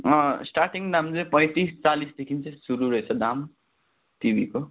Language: Nepali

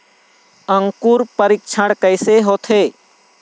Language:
Chhattisgarhi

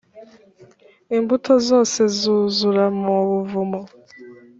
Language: Kinyarwanda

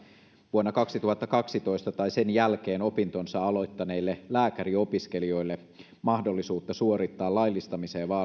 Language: Finnish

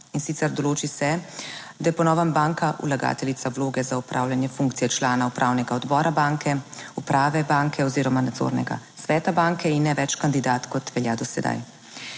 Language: Slovenian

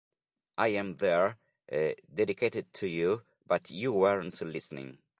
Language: Italian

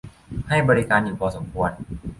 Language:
Thai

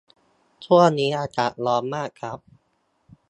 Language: Thai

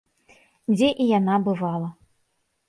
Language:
Belarusian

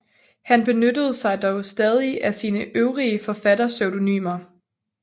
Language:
Danish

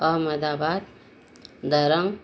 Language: Marathi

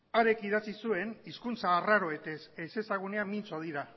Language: Basque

